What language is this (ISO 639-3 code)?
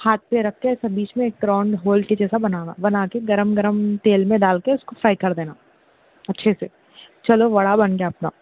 urd